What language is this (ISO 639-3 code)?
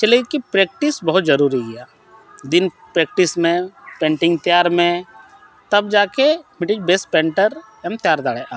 sat